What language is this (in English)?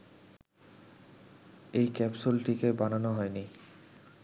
Bangla